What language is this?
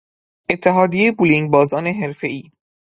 Persian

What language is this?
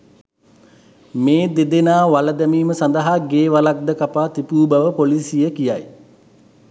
Sinhala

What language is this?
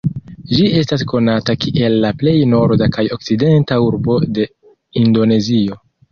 Esperanto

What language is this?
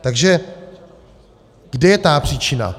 Czech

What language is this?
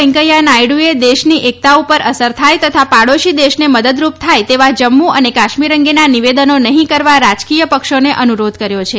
Gujarati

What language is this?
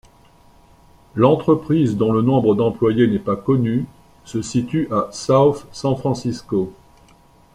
French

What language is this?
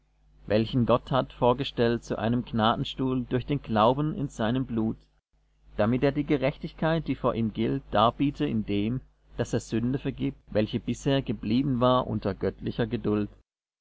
German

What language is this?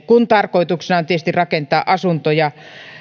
Finnish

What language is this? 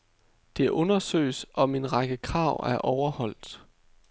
Danish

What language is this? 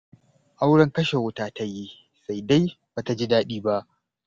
Hausa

